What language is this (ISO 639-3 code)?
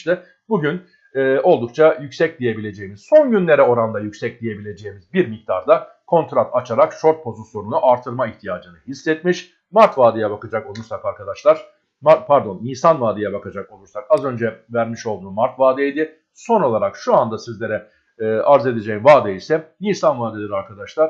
tur